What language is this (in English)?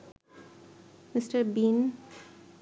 Bangla